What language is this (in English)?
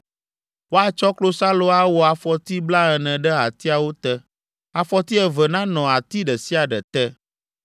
Ewe